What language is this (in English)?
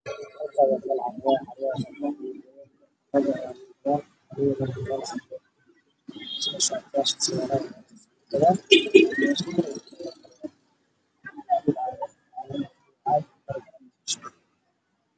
Somali